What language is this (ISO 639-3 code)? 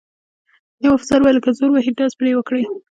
pus